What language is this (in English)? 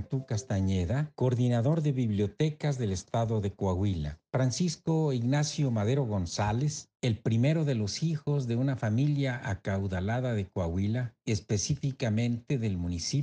Spanish